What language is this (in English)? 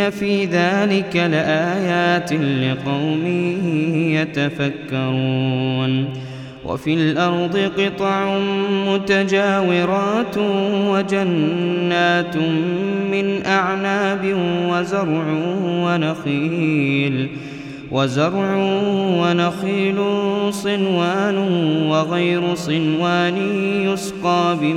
Arabic